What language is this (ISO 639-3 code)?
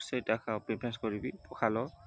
ori